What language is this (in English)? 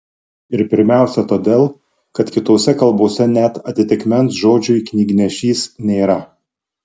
Lithuanian